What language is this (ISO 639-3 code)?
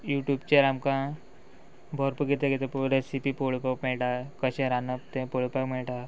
kok